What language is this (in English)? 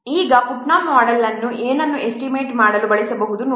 Kannada